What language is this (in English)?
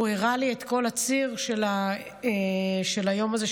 Hebrew